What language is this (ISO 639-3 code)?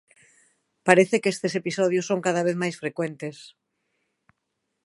glg